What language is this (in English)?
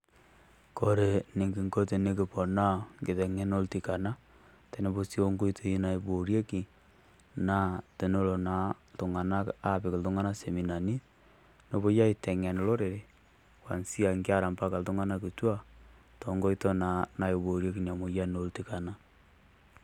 Masai